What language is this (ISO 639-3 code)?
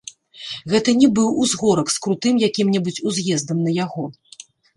bel